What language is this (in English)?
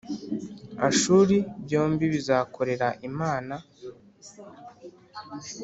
Kinyarwanda